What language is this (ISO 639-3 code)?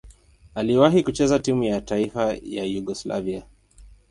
swa